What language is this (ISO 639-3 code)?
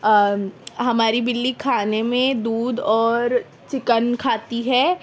urd